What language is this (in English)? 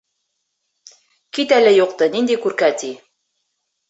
Bashkir